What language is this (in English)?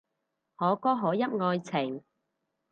Cantonese